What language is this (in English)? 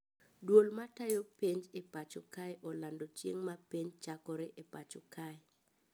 Luo (Kenya and Tanzania)